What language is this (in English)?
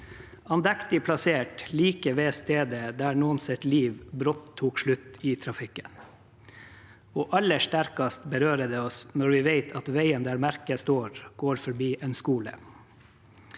Norwegian